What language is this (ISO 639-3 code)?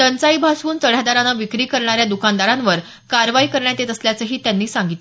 mar